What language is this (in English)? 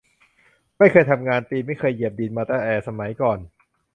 Thai